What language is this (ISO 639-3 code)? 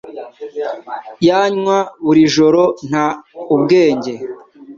kin